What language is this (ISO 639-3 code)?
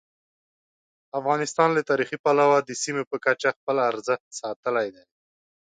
pus